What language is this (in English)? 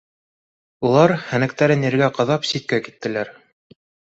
Bashkir